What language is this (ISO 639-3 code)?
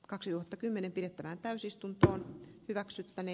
fin